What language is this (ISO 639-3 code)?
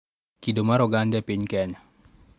luo